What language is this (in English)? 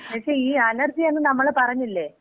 Malayalam